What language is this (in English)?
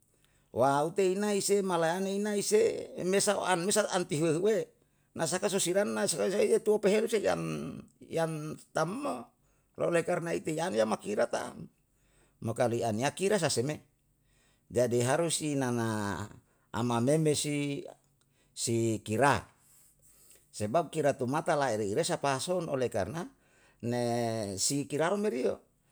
Yalahatan